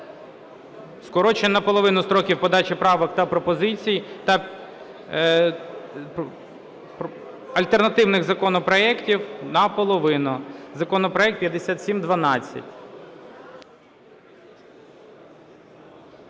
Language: Ukrainian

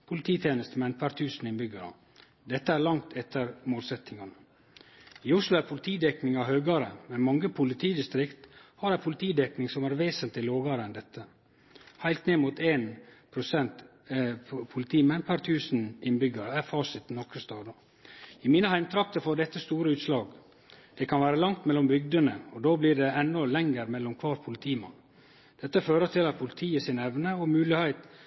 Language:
Norwegian Nynorsk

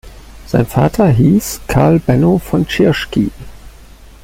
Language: German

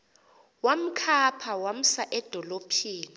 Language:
Xhosa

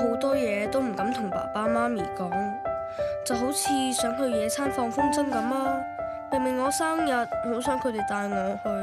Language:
Chinese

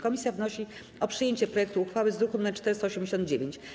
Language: Polish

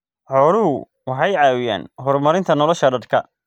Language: Somali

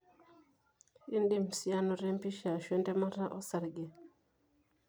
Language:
Masai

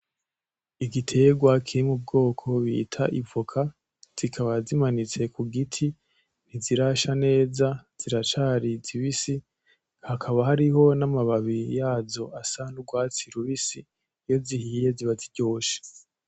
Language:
Rundi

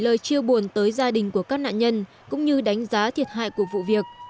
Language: Vietnamese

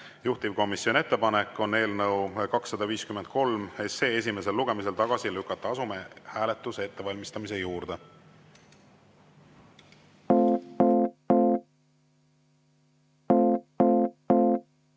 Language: Estonian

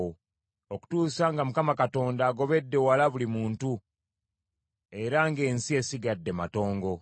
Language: Ganda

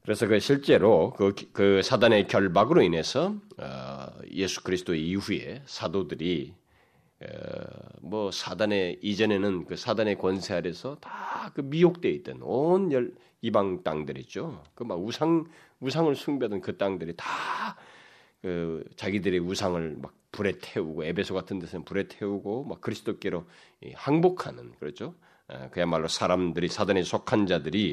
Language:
Korean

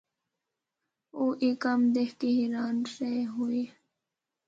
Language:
Northern Hindko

